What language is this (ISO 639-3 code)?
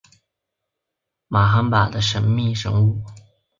zho